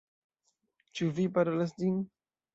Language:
Esperanto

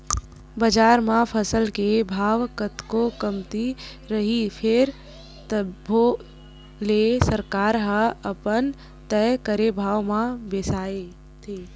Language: Chhattisgarhi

